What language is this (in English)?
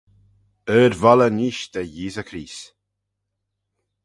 Manx